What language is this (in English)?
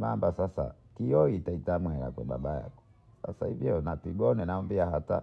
Bondei